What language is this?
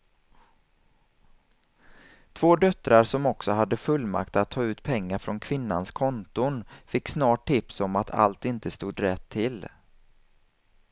Swedish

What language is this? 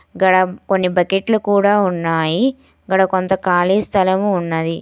Telugu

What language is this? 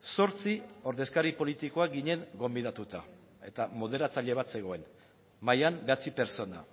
Basque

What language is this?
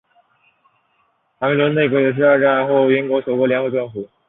Chinese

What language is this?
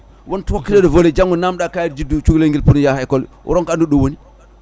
Fula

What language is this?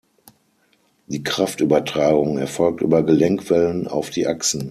German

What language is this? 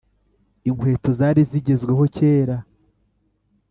Kinyarwanda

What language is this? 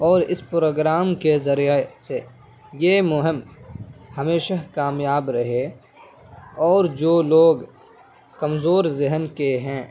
Urdu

